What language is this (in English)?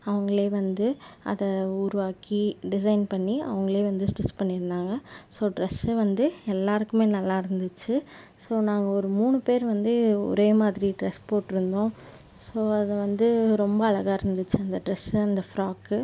Tamil